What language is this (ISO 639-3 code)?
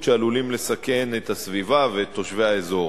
heb